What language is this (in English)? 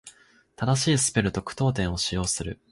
Japanese